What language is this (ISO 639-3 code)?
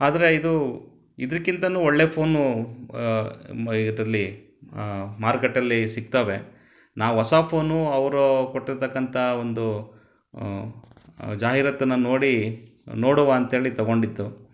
kan